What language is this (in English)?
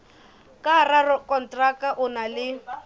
Southern Sotho